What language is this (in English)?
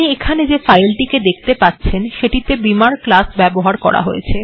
Bangla